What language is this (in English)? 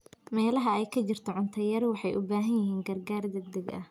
Somali